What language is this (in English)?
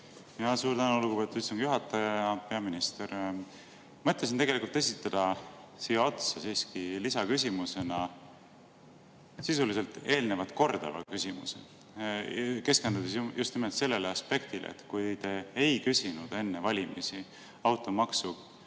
Estonian